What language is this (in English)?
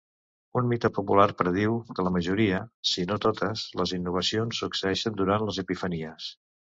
Catalan